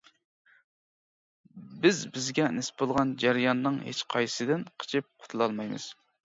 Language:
Uyghur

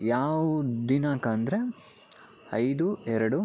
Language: Kannada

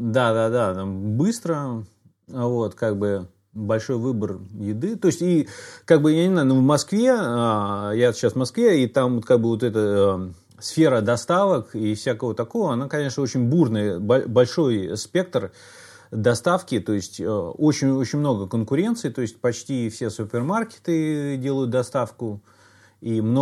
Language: Russian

